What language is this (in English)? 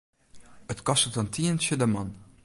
Western Frisian